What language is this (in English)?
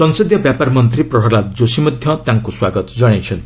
Odia